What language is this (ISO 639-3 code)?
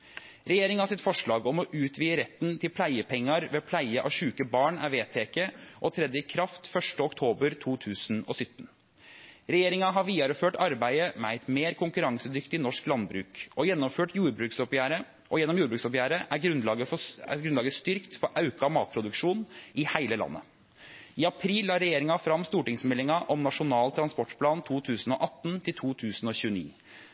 nno